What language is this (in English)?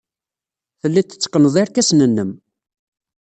Kabyle